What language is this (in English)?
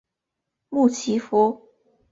Chinese